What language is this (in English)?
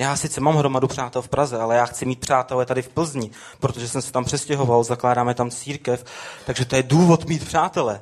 Czech